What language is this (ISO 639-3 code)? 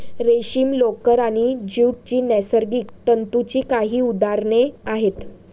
mar